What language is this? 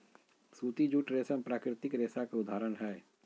Magahi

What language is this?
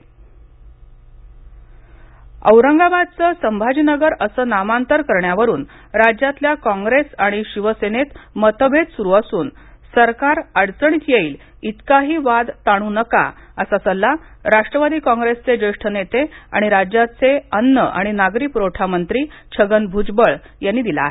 Marathi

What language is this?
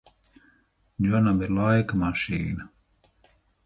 Latvian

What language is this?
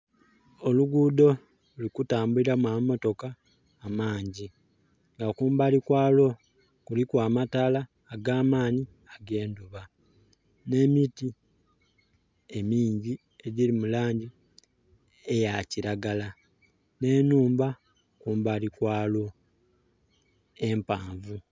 Soga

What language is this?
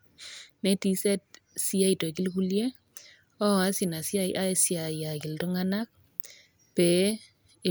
Masai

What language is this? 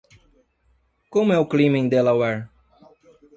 Portuguese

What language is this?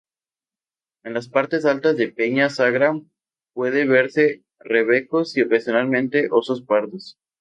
Spanish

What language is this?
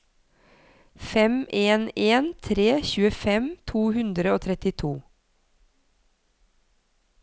Norwegian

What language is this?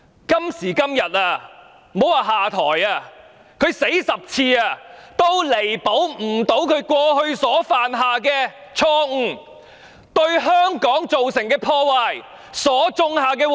Cantonese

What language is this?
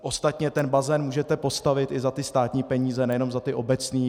Czech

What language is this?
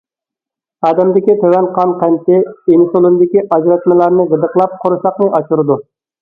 Uyghur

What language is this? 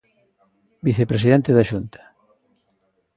Galician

